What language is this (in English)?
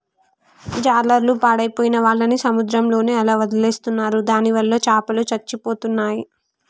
Telugu